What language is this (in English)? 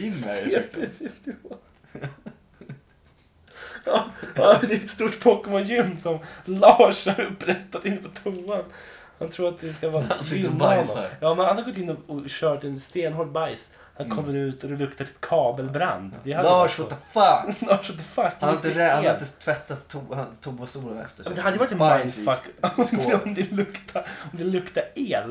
Swedish